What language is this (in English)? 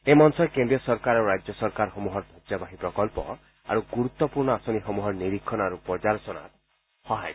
Assamese